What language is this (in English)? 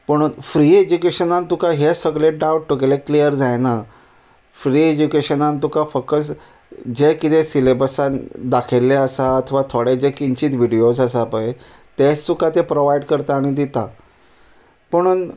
Konkani